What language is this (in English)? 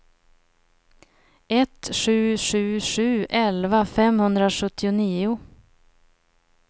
Swedish